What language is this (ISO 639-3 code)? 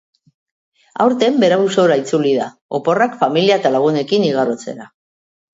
eus